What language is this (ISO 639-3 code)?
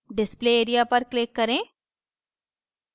hin